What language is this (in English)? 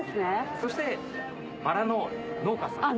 Japanese